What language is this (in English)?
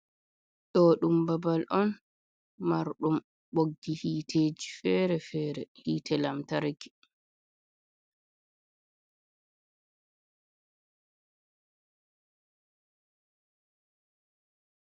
Fula